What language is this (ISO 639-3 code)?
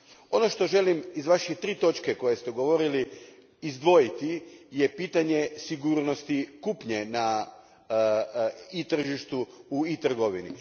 hrv